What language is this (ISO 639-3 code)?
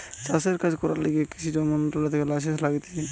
ben